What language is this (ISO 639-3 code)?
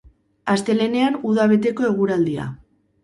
eus